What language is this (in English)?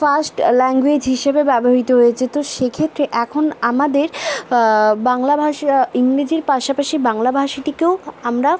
Bangla